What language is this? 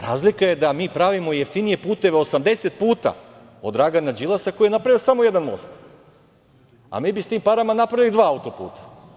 Serbian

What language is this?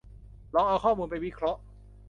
Thai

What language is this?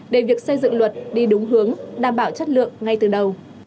Vietnamese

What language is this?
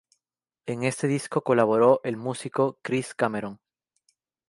Spanish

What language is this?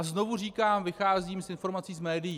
Czech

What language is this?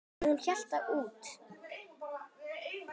Icelandic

